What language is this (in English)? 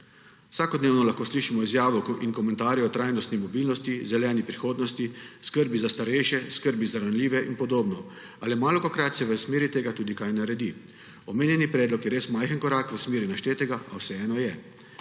Slovenian